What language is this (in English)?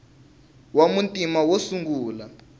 Tsonga